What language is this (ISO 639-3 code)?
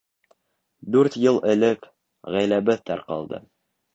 bak